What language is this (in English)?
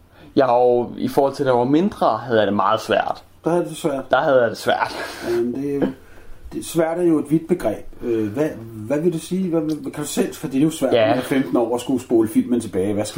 Danish